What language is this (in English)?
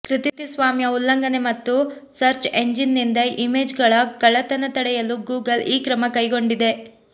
Kannada